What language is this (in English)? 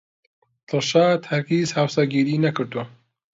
Central Kurdish